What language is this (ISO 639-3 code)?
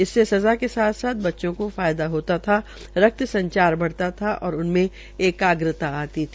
hin